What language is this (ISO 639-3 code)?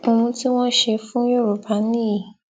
yor